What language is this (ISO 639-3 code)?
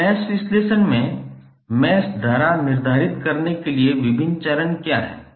hin